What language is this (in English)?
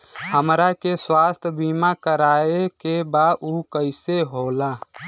Bhojpuri